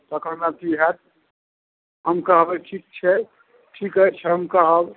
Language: Maithili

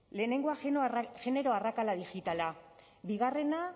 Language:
Basque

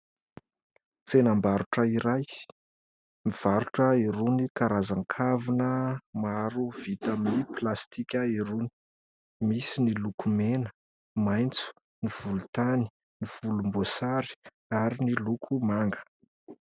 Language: Malagasy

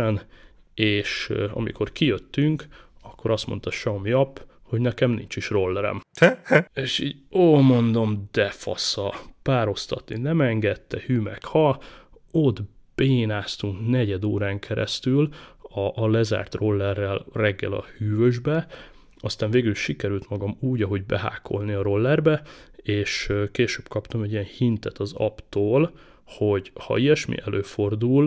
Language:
Hungarian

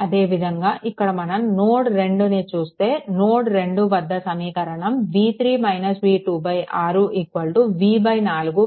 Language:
Telugu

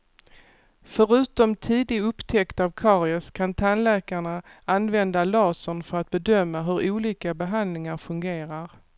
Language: Swedish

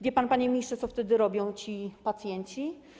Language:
Polish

